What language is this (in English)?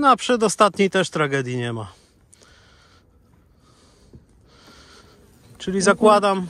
Polish